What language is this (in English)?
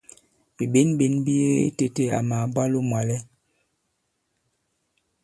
Bankon